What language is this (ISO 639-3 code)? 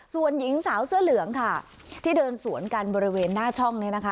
tha